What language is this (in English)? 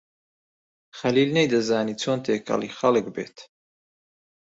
Central Kurdish